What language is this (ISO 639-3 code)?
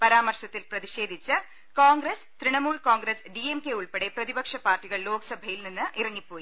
mal